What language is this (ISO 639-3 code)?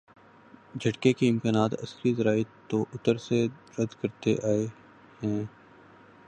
urd